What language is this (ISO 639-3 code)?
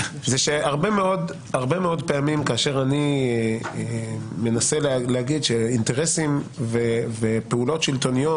heb